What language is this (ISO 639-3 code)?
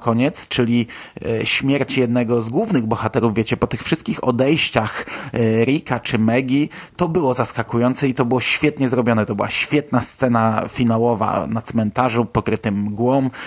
pol